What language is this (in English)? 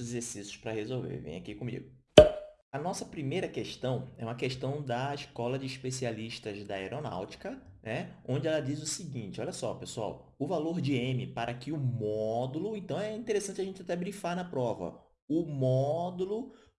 Portuguese